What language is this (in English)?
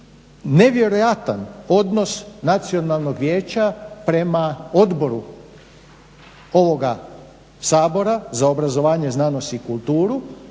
Croatian